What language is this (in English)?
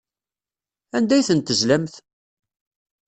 Kabyle